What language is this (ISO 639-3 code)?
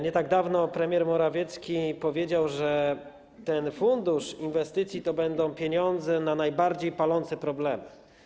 pol